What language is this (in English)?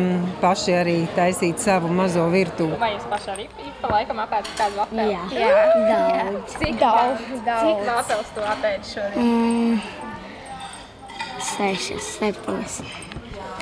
Latvian